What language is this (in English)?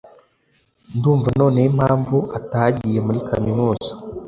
Kinyarwanda